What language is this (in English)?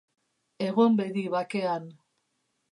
Basque